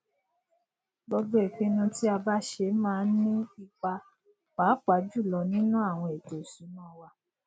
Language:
Yoruba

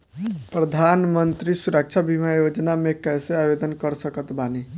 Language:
Bhojpuri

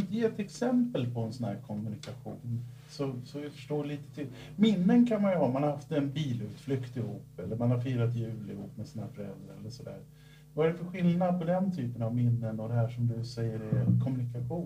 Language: Swedish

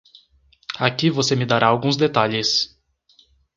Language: Portuguese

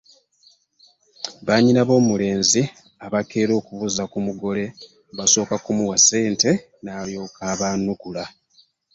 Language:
Ganda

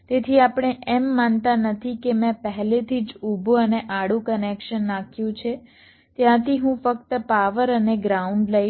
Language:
Gujarati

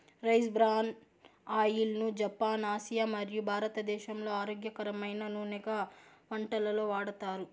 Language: Telugu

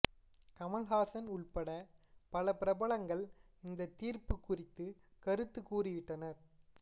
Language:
Tamil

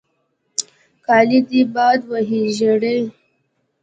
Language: Pashto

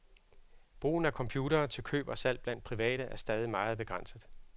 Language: Danish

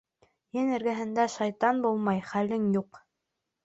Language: Bashkir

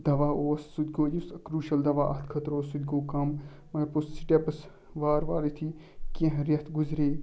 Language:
Kashmiri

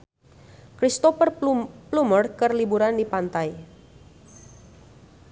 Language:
Sundanese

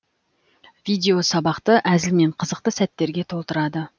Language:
Kazakh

